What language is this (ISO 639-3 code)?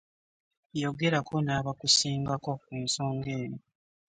lug